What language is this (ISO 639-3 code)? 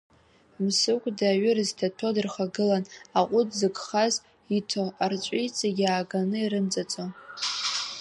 abk